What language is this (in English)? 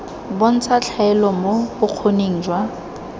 Tswana